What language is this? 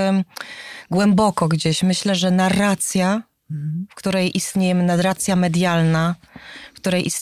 Polish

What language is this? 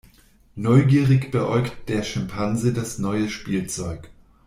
German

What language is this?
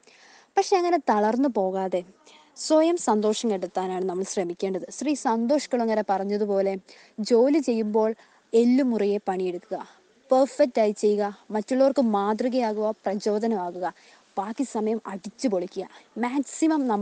Malayalam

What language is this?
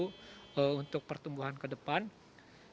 Indonesian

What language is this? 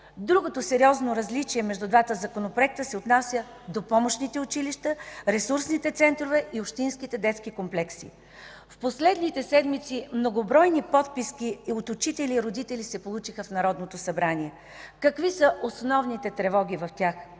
Bulgarian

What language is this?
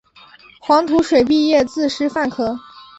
Chinese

